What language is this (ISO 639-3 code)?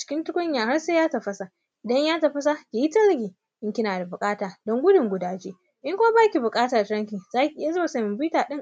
hau